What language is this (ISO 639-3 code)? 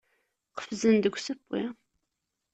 kab